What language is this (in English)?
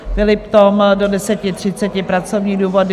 Czech